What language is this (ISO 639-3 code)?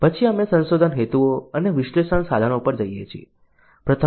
guj